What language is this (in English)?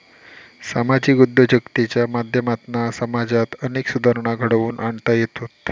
Marathi